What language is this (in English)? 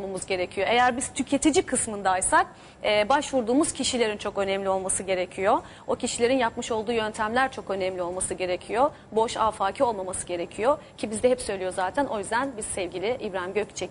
Turkish